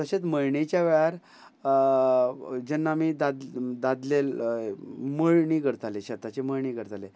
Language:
Konkani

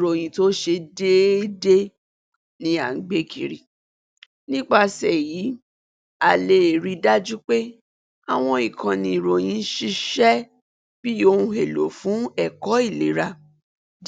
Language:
Yoruba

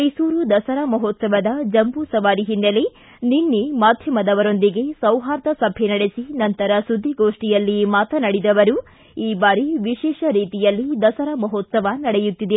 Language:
Kannada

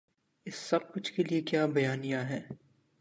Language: Urdu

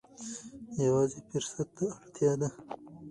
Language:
Pashto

